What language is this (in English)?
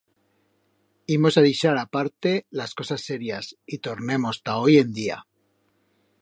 Aragonese